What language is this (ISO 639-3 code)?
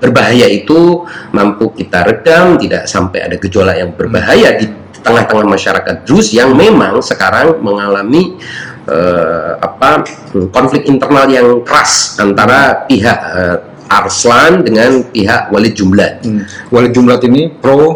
ind